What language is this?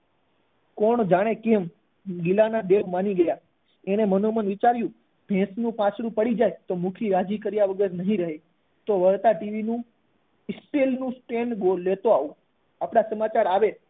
Gujarati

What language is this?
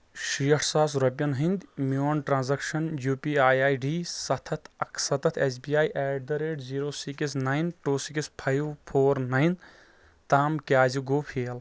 Kashmiri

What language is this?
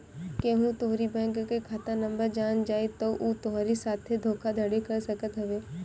Bhojpuri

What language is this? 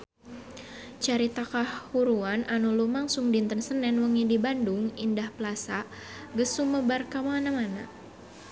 Sundanese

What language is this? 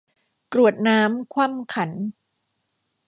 Thai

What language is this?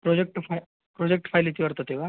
Sanskrit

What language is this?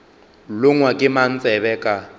Northern Sotho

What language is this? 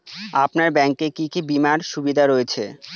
Bangla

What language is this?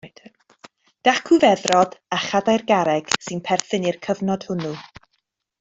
Welsh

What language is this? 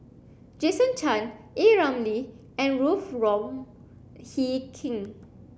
English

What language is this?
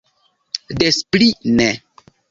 Esperanto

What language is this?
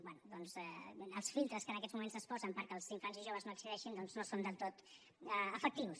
Catalan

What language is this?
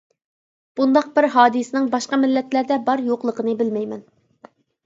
Uyghur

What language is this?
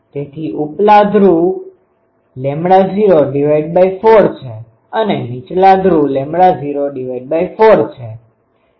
Gujarati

